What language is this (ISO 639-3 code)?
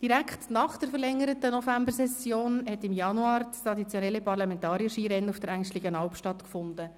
gsw